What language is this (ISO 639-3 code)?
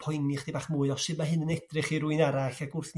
cym